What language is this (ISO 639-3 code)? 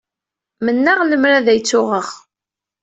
kab